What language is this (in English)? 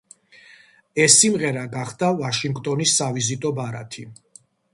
Georgian